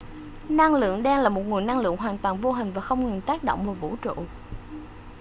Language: Vietnamese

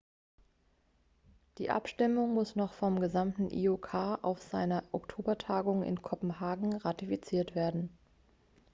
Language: German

